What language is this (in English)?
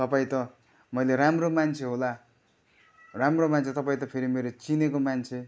Nepali